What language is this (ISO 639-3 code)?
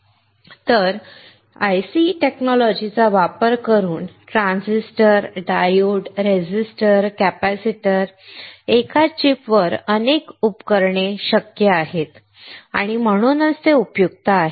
mar